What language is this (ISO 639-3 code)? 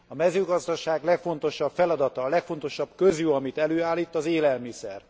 hun